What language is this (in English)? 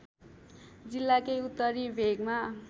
Nepali